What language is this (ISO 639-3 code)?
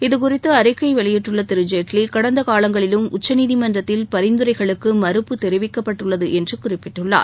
tam